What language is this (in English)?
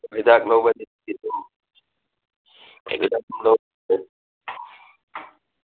Manipuri